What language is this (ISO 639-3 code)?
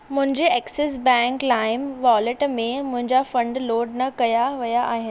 snd